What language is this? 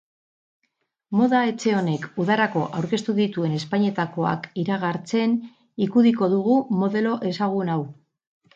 Basque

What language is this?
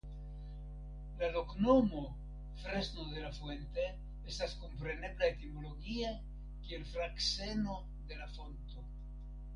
Esperanto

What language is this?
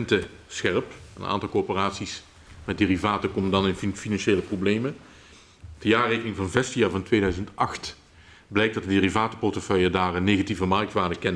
Dutch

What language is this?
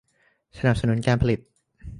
Thai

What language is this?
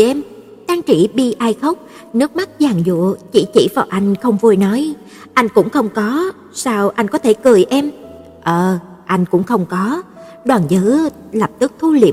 Vietnamese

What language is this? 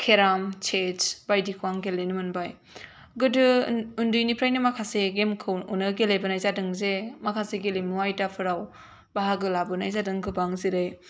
Bodo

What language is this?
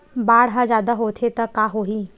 Chhattisgarhi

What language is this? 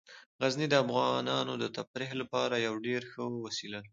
Pashto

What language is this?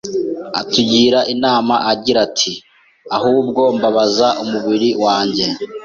Kinyarwanda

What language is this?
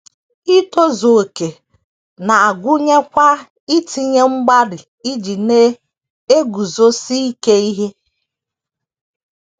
Igbo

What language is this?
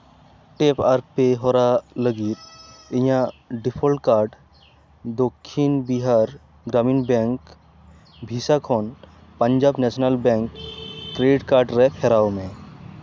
Santali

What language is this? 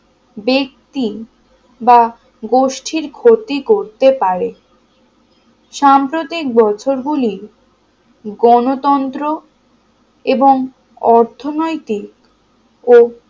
Bangla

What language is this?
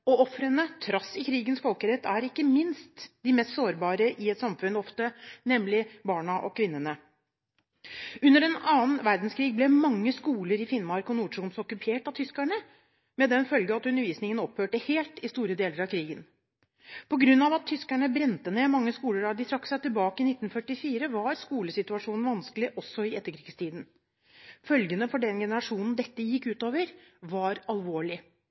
Norwegian Bokmål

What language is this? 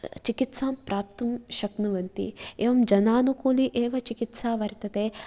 Sanskrit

